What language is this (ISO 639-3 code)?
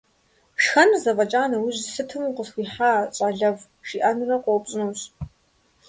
kbd